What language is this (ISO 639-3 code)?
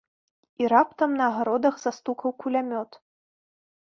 bel